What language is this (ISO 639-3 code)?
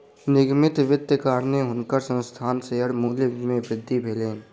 mai